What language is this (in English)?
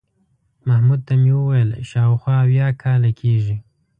Pashto